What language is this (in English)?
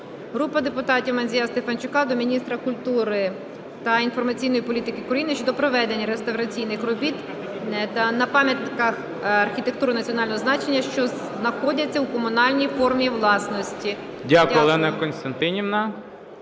Ukrainian